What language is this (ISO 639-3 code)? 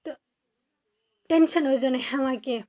kas